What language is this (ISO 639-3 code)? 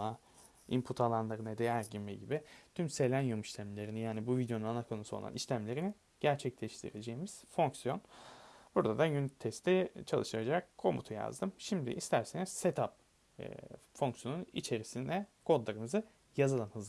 tur